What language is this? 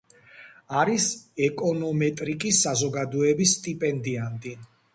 Georgian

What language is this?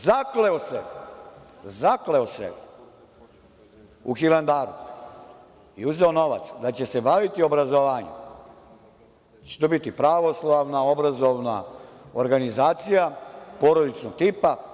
Serbian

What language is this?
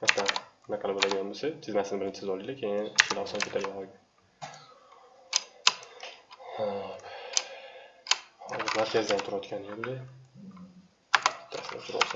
Turkish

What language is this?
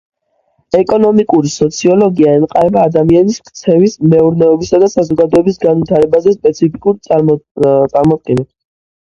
Georgian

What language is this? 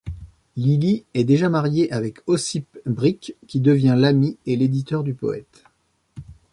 French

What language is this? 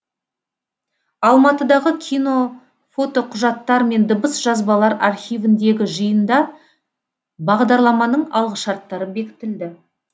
Kazakh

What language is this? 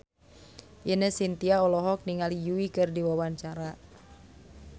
Sundanese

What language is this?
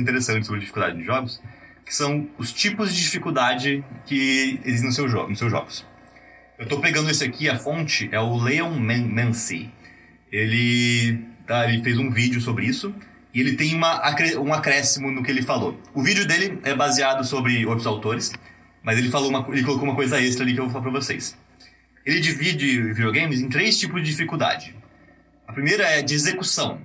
Portuguese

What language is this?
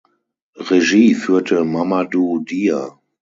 German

